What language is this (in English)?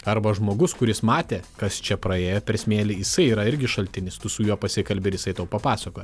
Lithuanian